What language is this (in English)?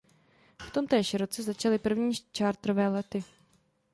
Czech